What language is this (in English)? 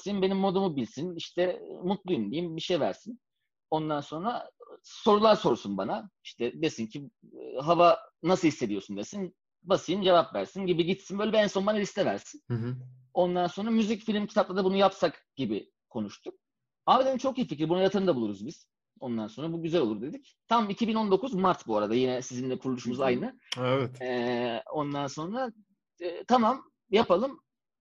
Turkish